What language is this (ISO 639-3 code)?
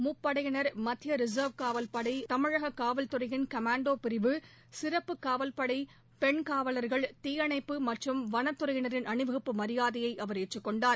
tam